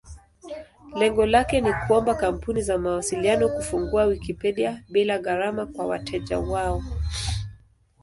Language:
Swahili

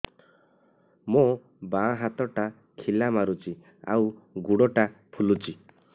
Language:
Odia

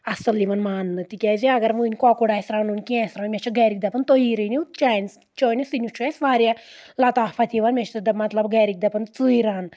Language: Kashmiri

